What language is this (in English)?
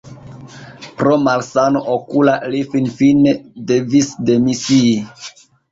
Esperanto